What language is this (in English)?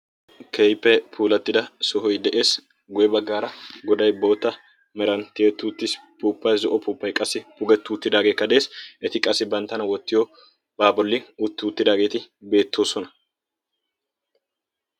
Wolaytta